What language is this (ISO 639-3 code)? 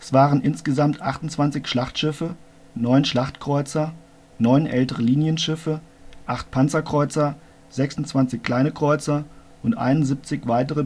deu